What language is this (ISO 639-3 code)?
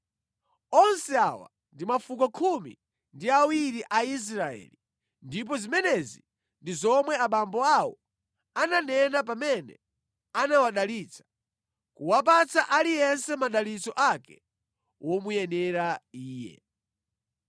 nya